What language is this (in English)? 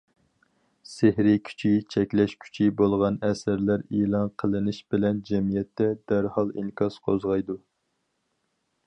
Uyghur